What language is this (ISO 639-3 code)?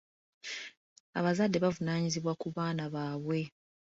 lug